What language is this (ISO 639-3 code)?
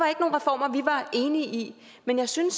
dan